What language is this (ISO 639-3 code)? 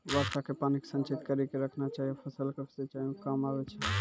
mai